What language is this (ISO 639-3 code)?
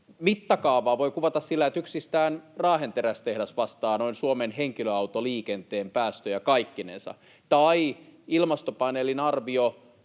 fin